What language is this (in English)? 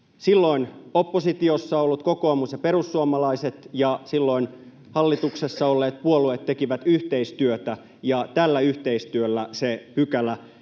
Finnish